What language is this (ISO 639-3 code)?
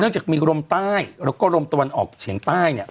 tha